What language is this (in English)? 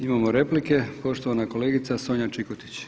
Croatian